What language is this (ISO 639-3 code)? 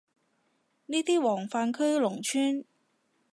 yue